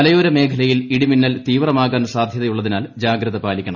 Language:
Malayalam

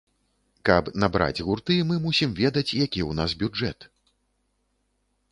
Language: Belarusian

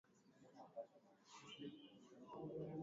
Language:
Swahili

